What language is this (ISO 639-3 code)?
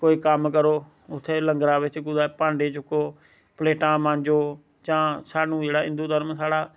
doi